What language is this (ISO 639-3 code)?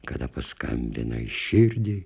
lit